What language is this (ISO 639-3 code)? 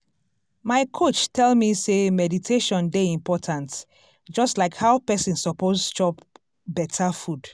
pcm